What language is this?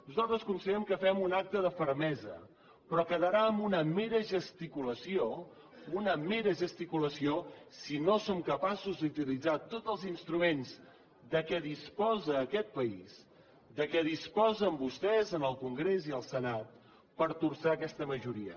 Catalan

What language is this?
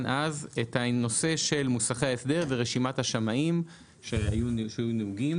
Hebrew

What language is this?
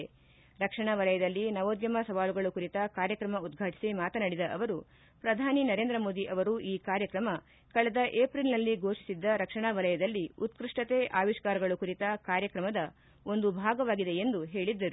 Kannada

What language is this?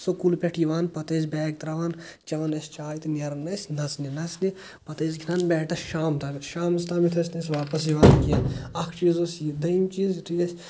Kashmiri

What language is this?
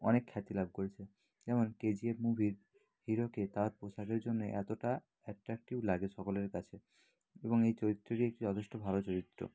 Bangla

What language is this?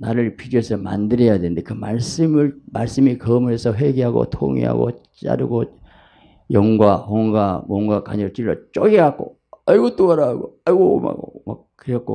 Korean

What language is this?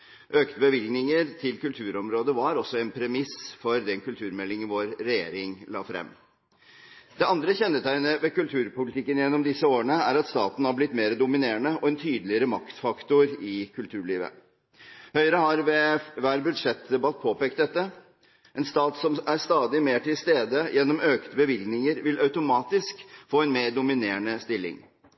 Norwegian Bokmål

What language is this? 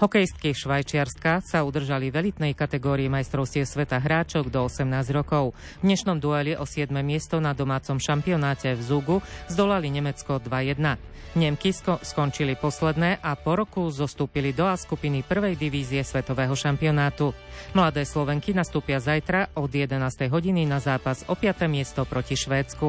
Slovak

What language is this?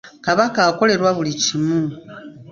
Ganda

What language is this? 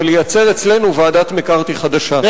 Hebrew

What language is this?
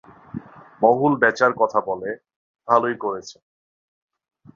Bangla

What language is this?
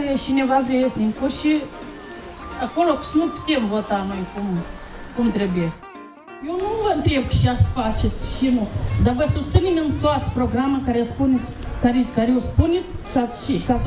Russian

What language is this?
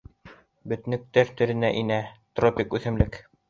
Bashkir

